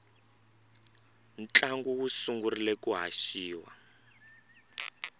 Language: Tsonga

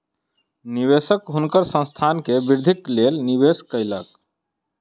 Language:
Maithili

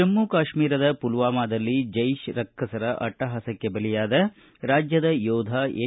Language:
Kannada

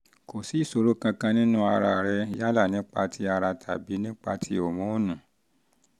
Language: Yoruba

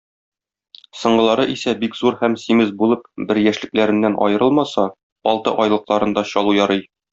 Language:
Tatar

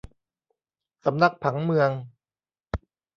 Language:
Thai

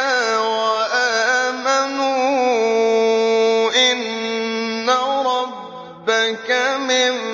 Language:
Arabic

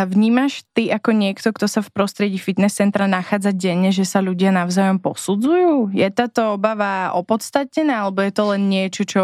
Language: Slovak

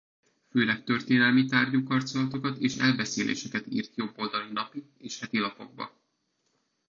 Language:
Hungarian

